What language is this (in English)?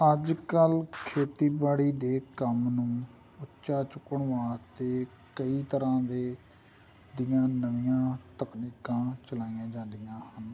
Punjabi